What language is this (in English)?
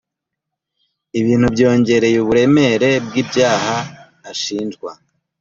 Kinyarwanda